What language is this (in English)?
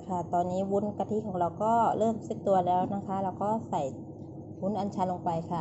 Thai